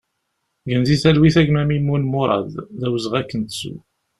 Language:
Kabyle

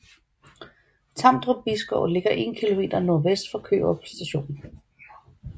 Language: Danish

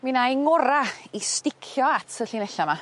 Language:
Welsh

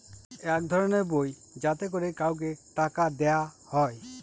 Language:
Bangla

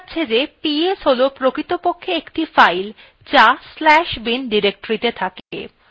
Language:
Bangla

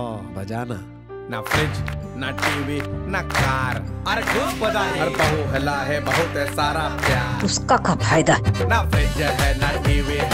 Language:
Hindi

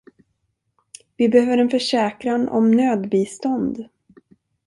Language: Swedish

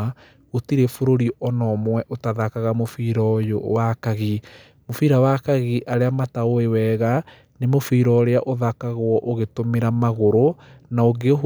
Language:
Kikuyu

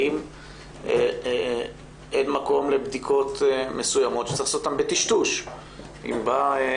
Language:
Hebrew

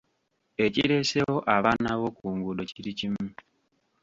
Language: Ganda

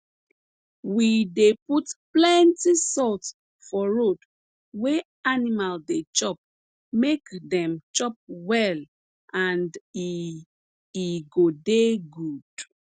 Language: Nigerian Pidgin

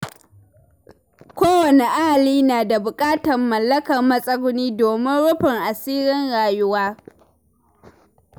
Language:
Hausa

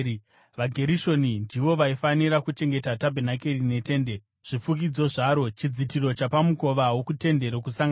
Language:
Shona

